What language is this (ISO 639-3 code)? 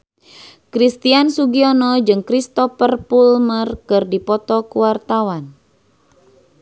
sun